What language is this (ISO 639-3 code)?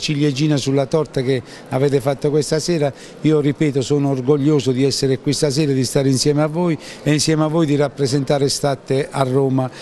ita